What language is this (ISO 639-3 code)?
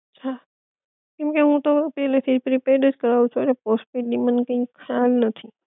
guj